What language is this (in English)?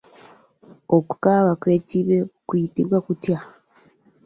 Ganda